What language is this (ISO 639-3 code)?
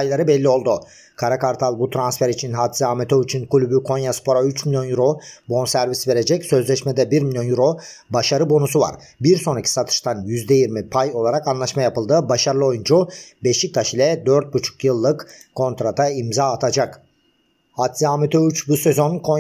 tur